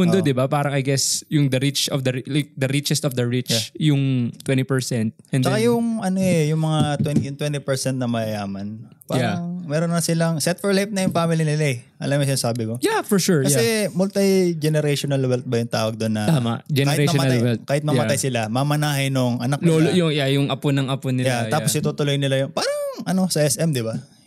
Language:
Filipino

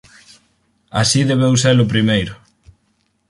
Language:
Galician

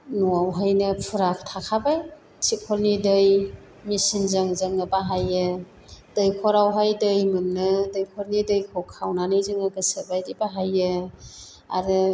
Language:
Bodo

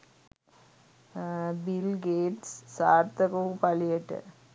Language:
Sinhala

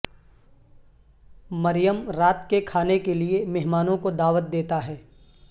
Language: Urdu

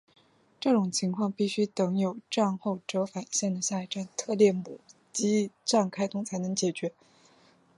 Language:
Chinese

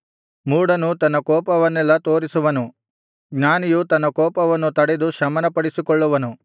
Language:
Kannada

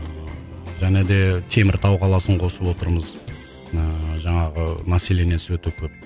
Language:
Kazakh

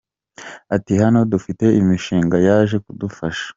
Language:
Kinyarwanda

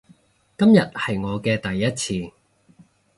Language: Cantonese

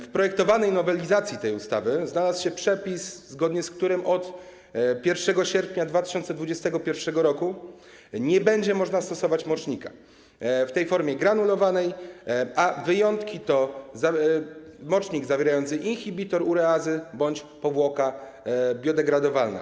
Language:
Polish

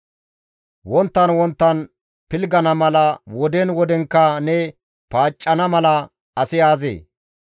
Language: Gamo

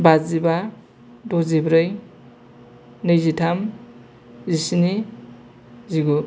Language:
Bodo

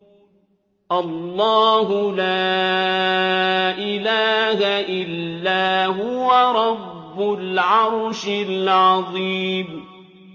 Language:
Arabic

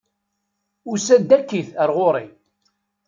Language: Kabyle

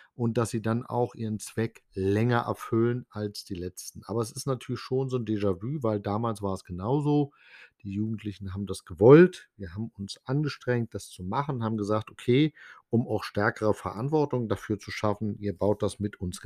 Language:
German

